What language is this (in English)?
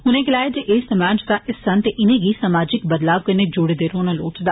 Dogri